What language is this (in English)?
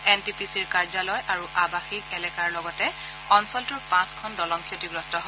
Assamese